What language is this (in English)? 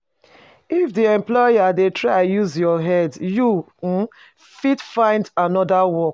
Nigerian Pidgin